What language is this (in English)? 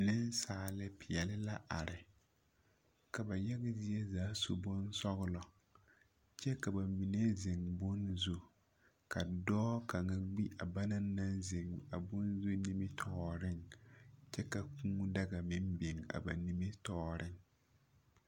Southern Dagaare